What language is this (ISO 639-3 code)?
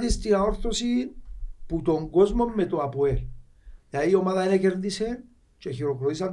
ell